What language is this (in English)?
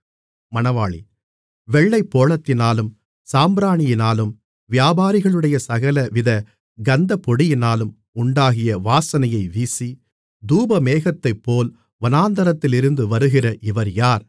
Tamil